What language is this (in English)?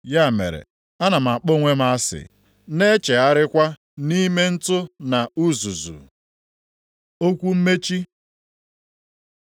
Igbo